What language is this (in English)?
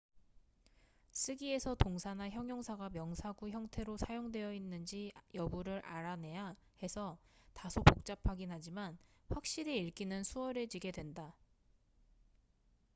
Korean